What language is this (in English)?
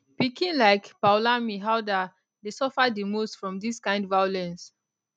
Nigerian Pidgin